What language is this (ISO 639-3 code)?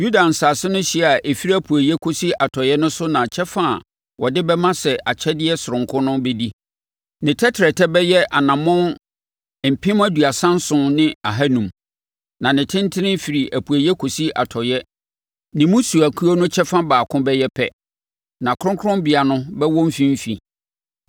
aka